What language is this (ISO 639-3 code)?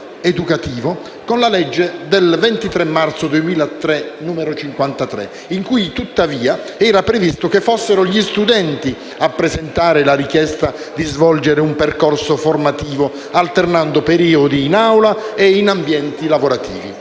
ita